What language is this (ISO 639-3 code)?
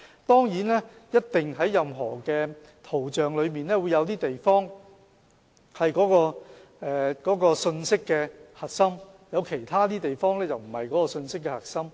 yue